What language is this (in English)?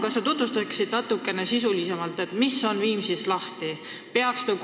Estonian